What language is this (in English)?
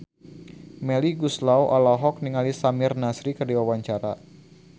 Sundanese